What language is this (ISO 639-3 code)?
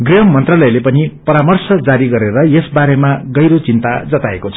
nep